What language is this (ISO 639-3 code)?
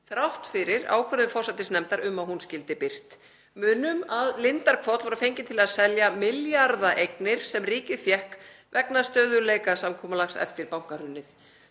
isl